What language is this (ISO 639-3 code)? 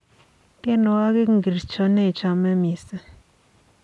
kln